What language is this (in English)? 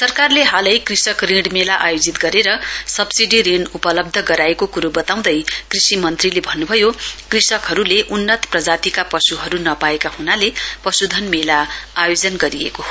Nepali